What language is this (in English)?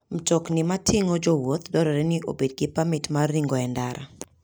Luo (Kenya and Tanzania)